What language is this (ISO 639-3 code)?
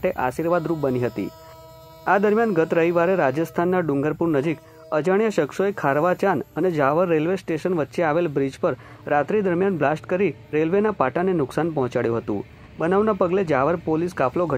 hin